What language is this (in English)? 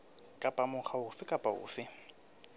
Southern Sotho